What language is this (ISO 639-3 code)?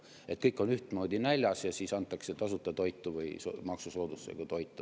est